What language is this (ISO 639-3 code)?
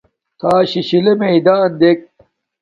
dmk